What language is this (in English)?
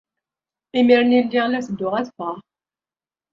Kabyle